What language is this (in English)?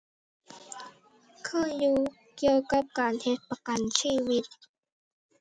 Thai